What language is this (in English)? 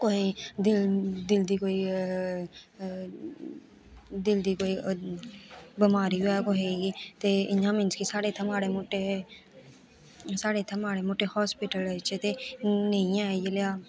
Dogri